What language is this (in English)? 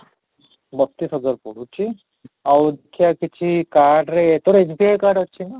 Odia